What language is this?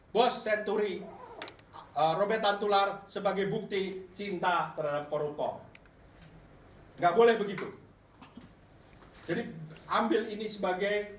Indonesian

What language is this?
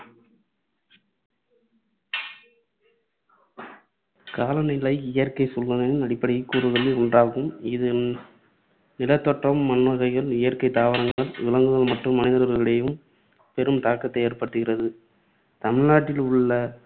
Tamil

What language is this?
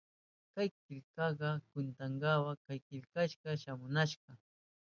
Southern Pastaza Quechua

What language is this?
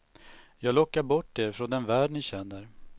Swedish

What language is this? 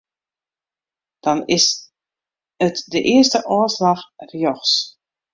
Western Frisian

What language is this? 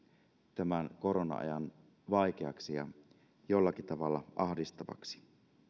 Finnish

